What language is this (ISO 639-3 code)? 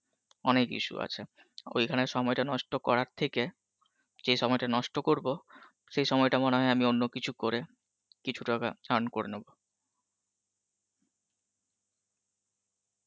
ben